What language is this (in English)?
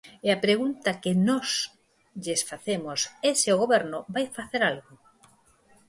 Galician